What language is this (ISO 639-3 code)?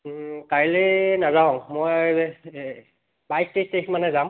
asm